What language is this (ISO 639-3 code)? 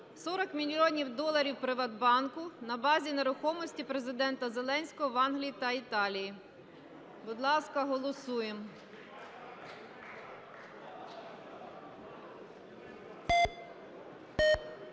ukr